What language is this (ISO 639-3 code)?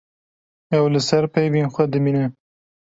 kur